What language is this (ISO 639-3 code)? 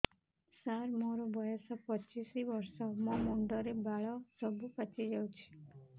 ori